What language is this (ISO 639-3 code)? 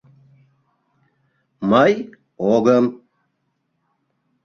chm